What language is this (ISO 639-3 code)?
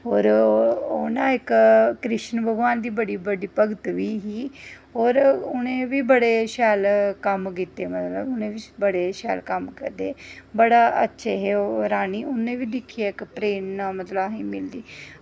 doi